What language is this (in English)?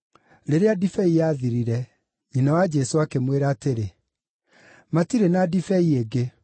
Kikuyu